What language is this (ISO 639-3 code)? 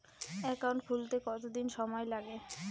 ben